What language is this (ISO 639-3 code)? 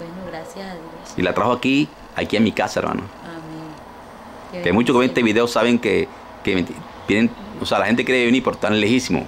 spa